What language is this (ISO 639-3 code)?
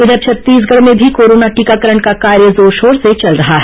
hin